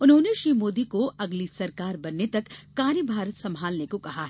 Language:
Hindi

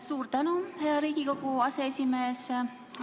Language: Estonian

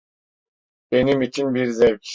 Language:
Turkish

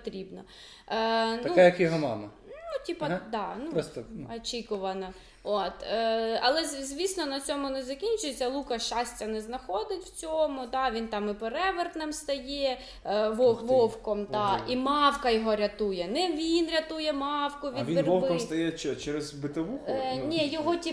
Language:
Ukrainian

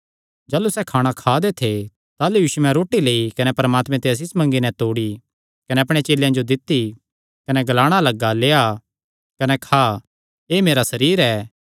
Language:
Kangri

